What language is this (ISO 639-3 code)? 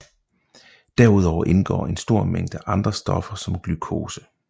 dan